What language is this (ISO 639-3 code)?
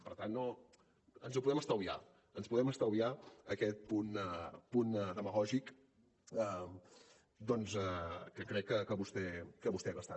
cat